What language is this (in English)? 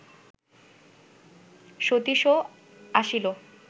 Bangla